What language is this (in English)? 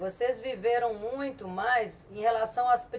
Portuguese